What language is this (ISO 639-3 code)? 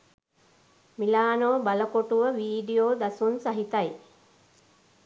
sin